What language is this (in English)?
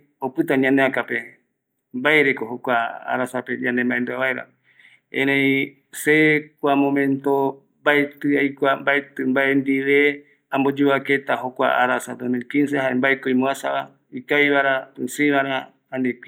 Eastern Bolivian Guaraní